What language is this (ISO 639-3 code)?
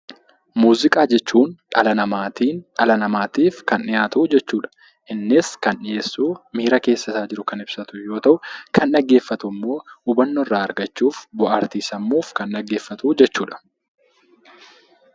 orm